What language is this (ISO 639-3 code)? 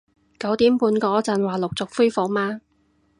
yue